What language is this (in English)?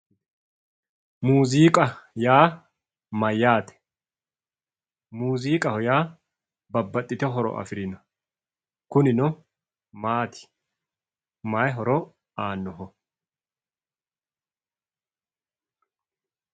Sidamo